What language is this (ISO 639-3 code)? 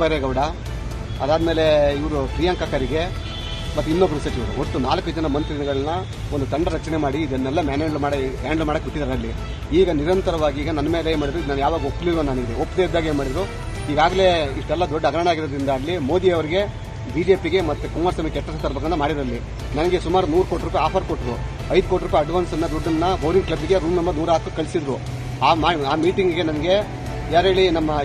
kan